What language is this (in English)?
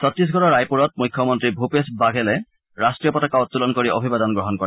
Assamese